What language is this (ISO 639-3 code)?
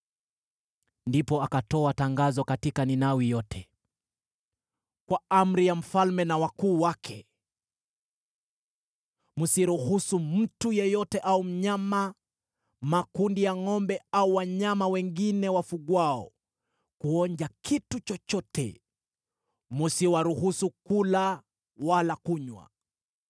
swa